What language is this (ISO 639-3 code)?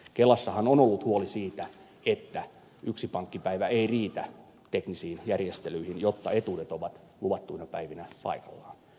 fin